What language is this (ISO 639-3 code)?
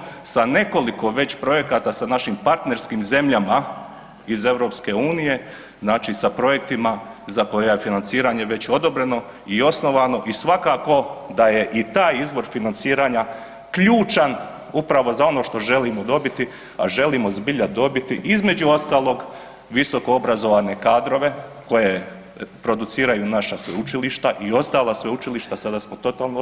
hrv